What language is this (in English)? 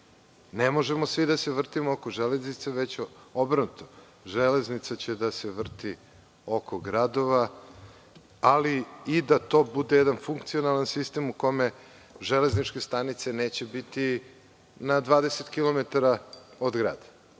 Serbian